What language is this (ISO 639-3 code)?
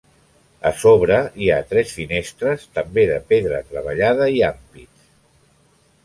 cat